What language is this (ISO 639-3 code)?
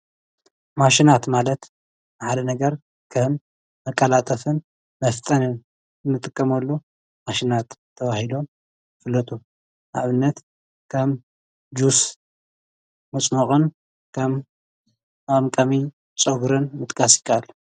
tir